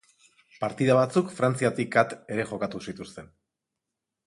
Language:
Basque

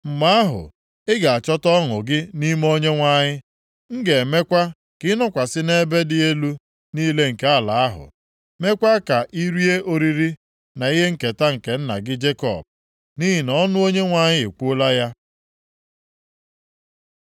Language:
Igbo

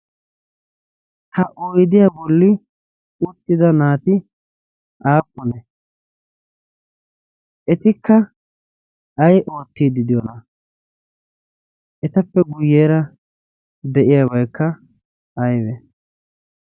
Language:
Wolaytta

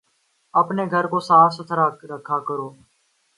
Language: Urdu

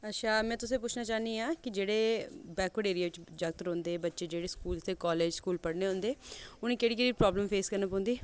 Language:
Dogri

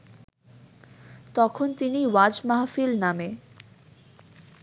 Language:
Bangla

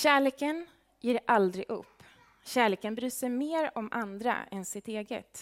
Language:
Swedish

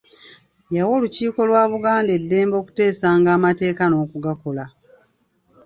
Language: Ganda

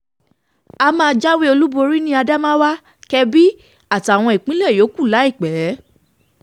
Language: Yoruba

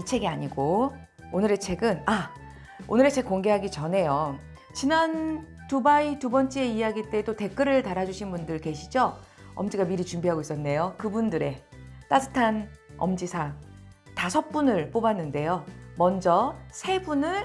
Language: Korean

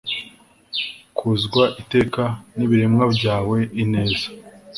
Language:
Kinyarwanda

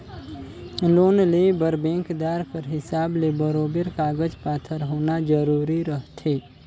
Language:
Chhattisgarhi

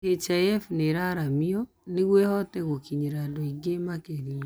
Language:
Kikuyu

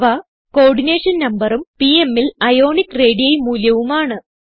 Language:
Malayalam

